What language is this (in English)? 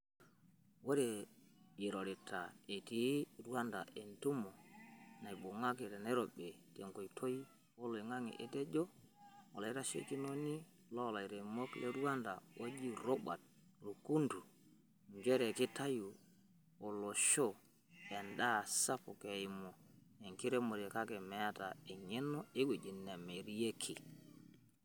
Masai